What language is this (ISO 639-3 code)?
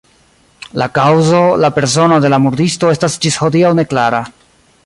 epo